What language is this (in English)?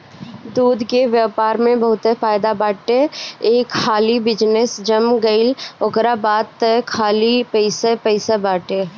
Bhojpuri